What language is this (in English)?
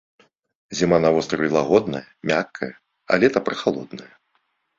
Belarusian